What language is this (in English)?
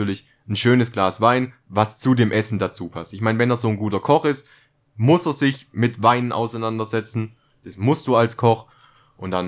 German